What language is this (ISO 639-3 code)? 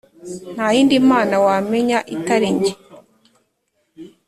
kin